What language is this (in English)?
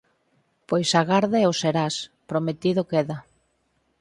Galician